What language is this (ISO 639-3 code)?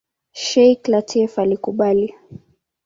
swa